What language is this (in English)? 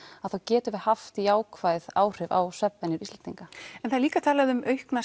Icelandic